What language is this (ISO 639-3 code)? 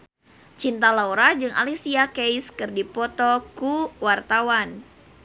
sun